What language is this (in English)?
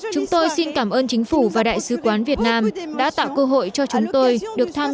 Vietnamese